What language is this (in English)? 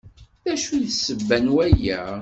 Kabyle